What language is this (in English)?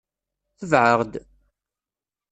Kabyle